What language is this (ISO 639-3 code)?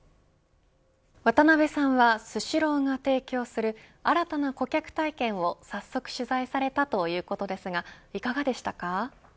jpn